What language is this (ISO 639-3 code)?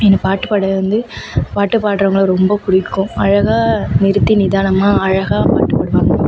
tam